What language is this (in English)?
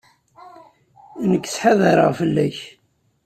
Kabyle